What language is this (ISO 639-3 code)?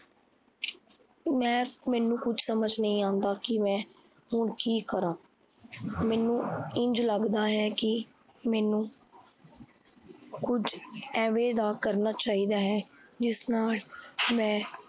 pan